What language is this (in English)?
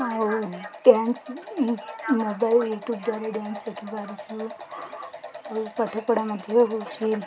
Odia